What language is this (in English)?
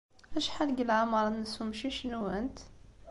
Kabyle